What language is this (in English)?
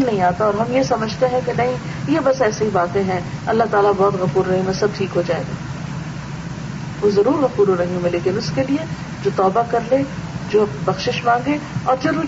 Urdu